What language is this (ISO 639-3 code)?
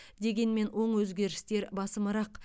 kaz